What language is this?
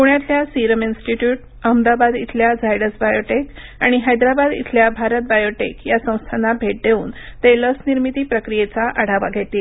Marathi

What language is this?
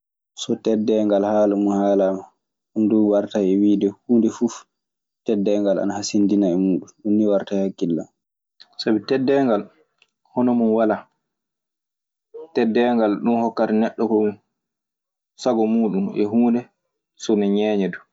Maasina Fulfulde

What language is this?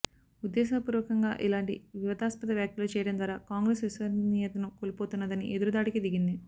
Telugu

